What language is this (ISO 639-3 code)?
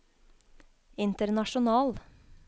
nor